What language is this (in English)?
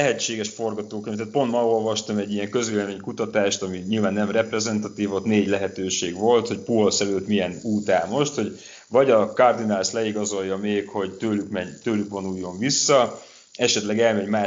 Hungarian